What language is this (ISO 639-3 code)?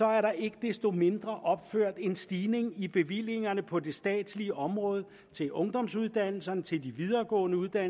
dan